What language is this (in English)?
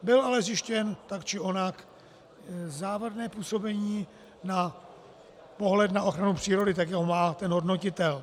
Czech